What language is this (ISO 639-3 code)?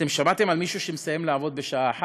heb